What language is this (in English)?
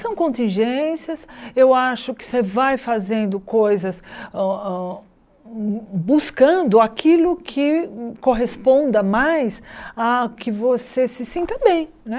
Portuguese